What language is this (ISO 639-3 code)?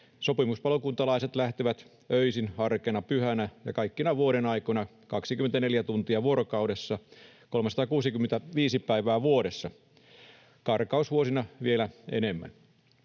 fin